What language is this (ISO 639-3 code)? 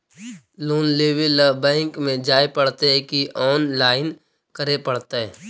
mag